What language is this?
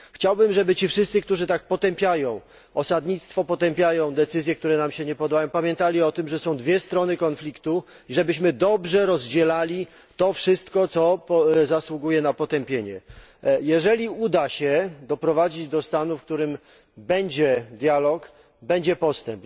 Polish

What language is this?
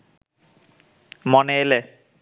Bangla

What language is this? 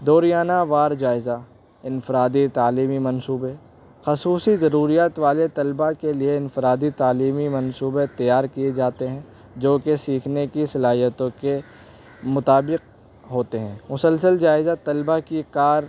Urdu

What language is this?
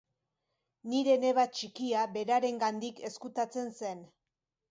Basque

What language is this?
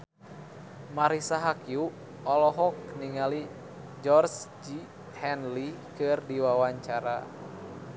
Sundanese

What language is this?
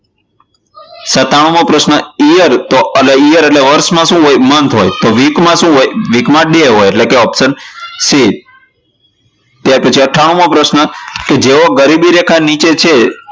Gujarati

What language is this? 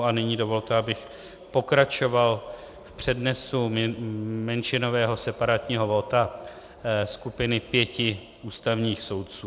Czech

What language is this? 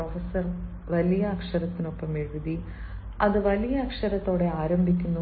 Malayalam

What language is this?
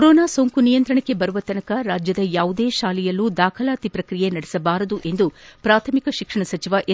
Kannada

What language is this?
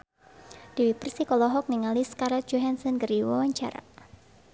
Sundanese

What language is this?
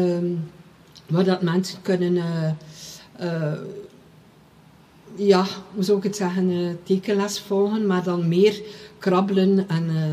Dutch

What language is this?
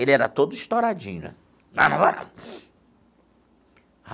Portuguese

